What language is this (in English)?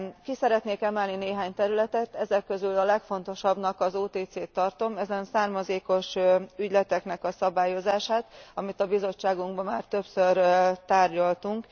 Hungarian